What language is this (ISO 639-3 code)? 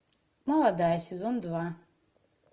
rus